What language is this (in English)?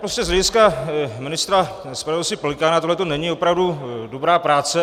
Czech